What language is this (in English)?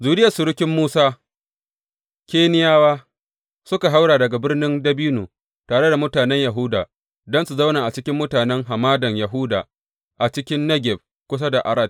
Hausa